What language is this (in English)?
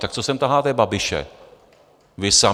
Czech